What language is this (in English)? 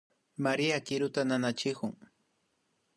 Imbabura Highland Quichua